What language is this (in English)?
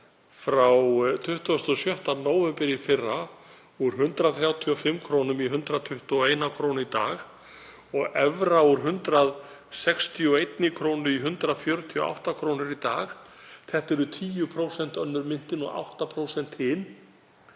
Icelandic